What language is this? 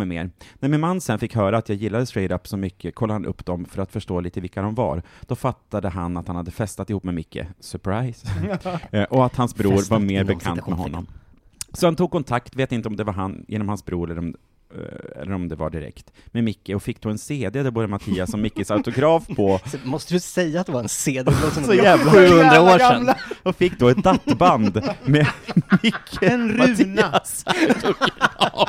Swedish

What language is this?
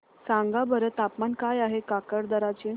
Marathi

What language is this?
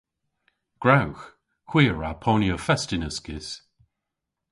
Cornish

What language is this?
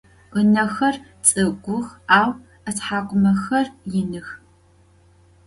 Adyghe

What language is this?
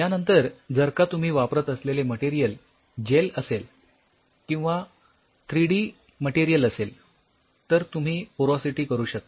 Marathi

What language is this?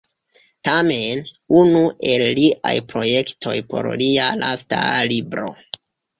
Esperanto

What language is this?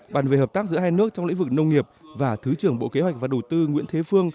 Vietnamese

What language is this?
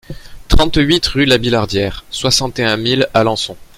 French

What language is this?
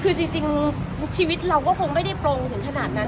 Thai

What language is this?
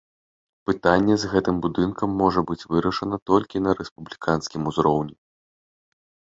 Belarusian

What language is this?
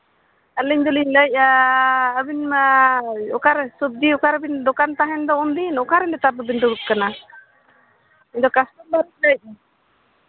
Santali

